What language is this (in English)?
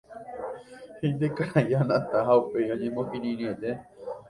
Guarani